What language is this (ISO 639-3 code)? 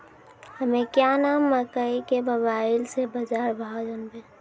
mai